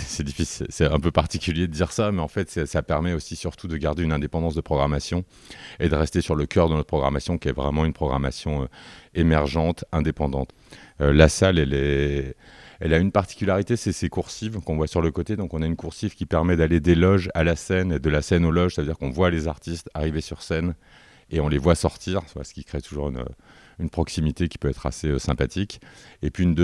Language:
French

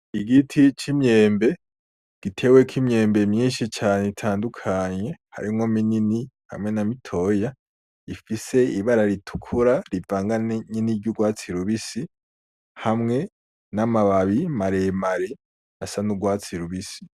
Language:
Rundi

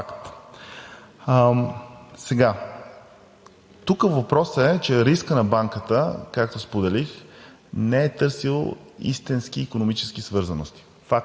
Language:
Bulgarian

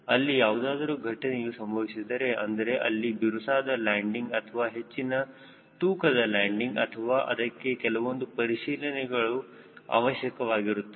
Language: Kannada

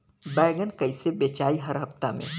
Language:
Bhojpuri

